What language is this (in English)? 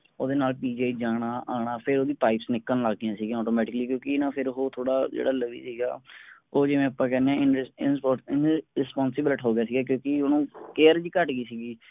Punjabi